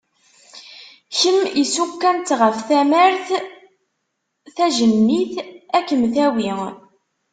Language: Kabyle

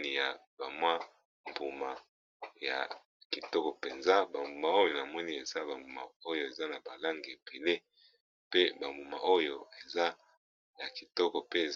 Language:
Lingala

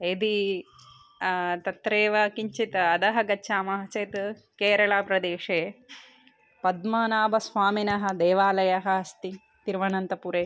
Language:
Sanskrit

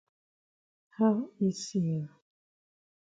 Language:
Cameroon Pidgin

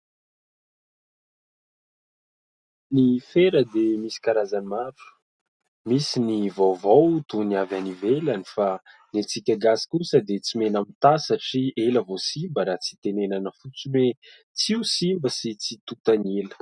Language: Malagasy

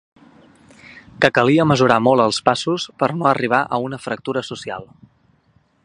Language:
Catalan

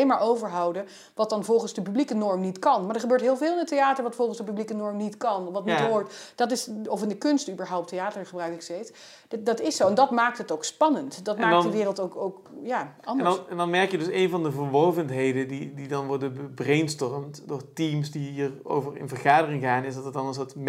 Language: Dutch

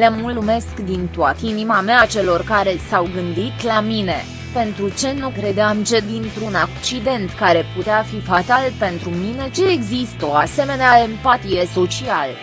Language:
Romanian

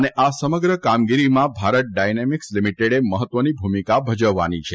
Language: Gujarati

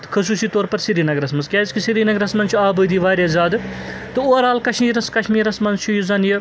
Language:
Kashmiri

